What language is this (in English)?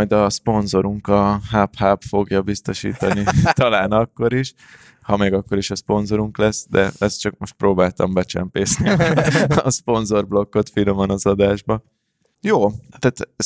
Hungarian